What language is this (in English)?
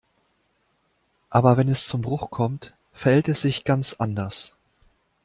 German